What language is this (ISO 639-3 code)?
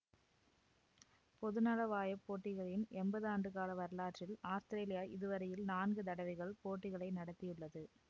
tam